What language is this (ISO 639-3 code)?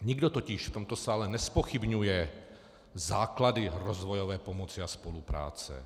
ces